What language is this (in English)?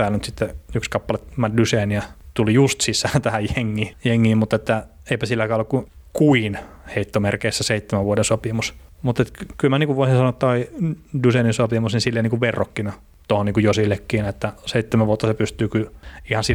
Finnish